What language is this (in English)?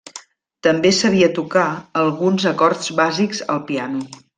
Catalan